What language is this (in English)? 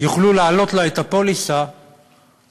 Hebrew